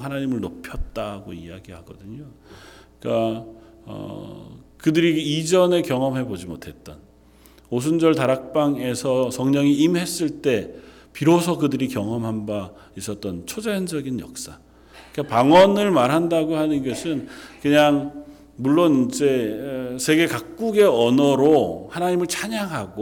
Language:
Korean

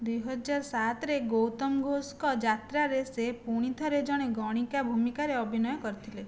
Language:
Odia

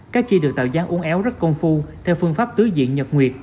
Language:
Vietnamese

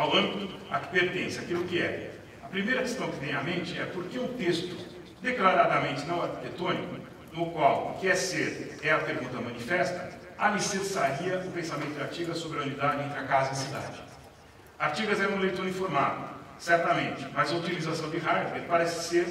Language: Portuguese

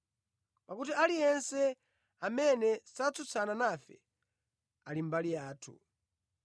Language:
Nyanja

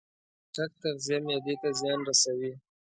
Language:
Pashto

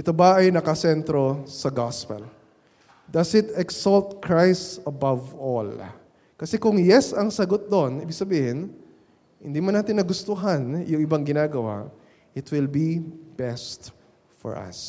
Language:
Filipino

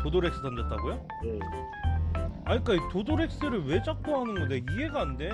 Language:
Korean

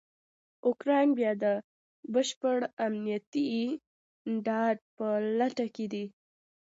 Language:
Pashto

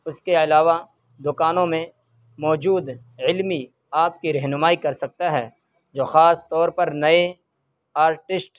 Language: Urdu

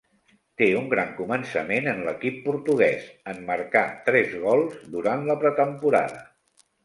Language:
Catalan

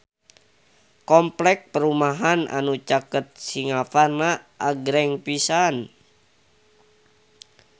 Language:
Sundanese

